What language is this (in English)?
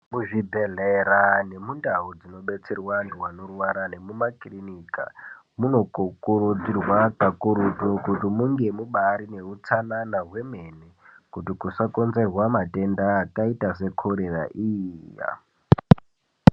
Ndau